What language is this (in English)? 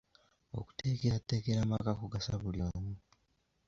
Ganda